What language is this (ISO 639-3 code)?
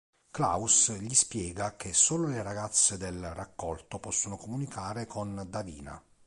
ita